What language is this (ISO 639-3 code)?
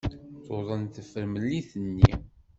kab